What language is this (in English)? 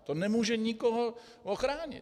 Czech